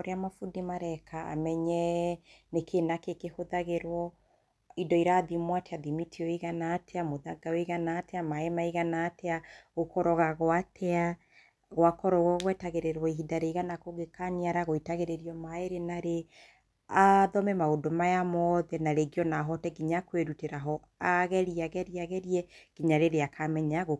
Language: Kikuyu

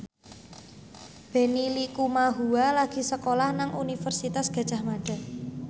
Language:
Javanese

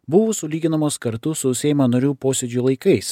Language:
Lithuanian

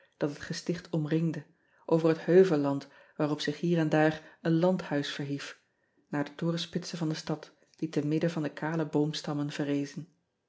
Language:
Dutch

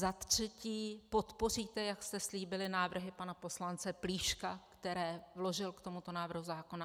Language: Czech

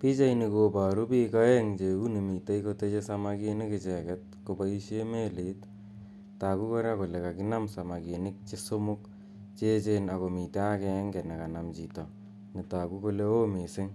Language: Kalenjin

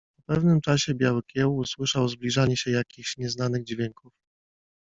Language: Polish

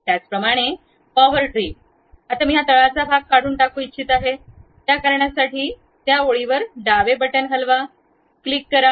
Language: Marathi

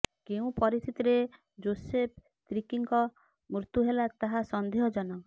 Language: Odia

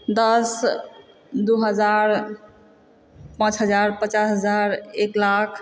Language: Maithili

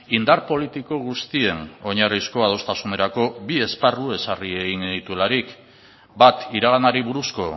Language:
Basque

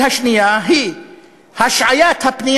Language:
Hebrew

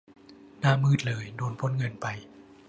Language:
Thai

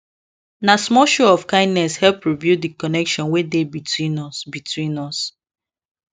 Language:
Nigerian Pidgin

